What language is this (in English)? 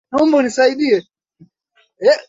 Swahili